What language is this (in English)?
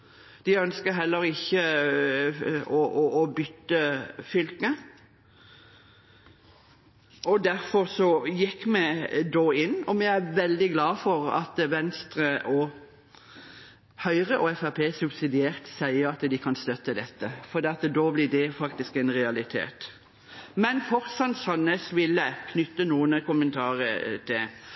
Norwegian Bokmål